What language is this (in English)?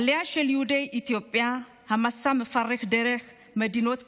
Hebrew